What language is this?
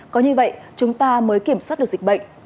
Vietnamese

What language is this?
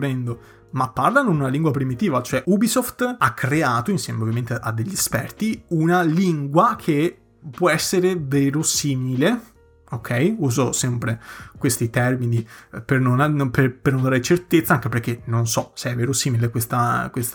Italian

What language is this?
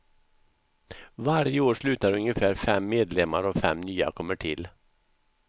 Swedish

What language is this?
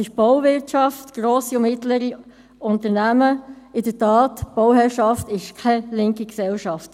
Swiss German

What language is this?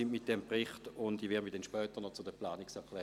Swiss German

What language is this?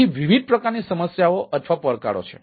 Gujarati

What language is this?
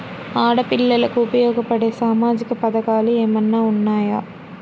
Telugu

